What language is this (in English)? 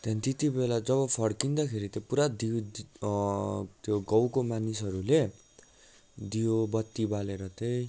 Nepali